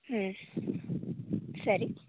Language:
Kannada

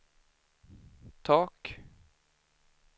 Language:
Swedish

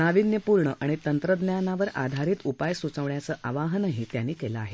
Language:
Marathi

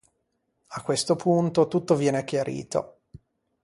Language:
Italian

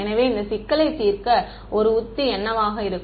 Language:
Tamil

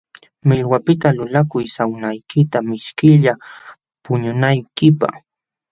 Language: Jauja Wanca Quechua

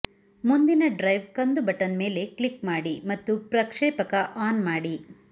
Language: Kannada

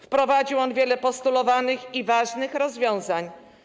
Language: Polish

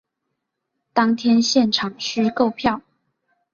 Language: Chinese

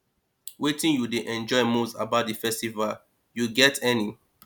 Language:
Nigerian Pidgin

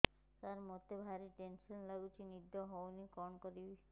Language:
Odia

